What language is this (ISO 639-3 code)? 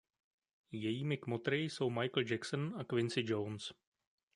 ces